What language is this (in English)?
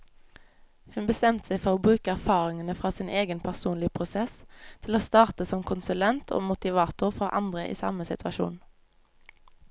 Norwegian